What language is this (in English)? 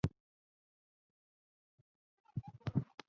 Chinese